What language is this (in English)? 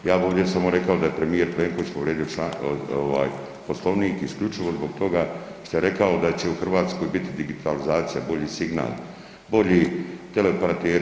Croatian